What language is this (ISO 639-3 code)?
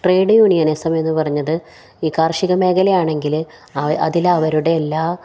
mal